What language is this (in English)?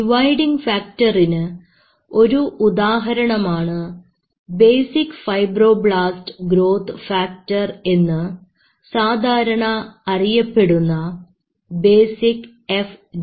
Malayalam